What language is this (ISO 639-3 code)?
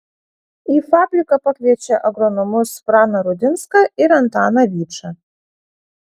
lit